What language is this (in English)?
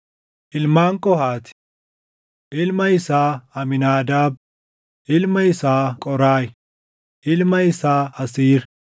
Oromo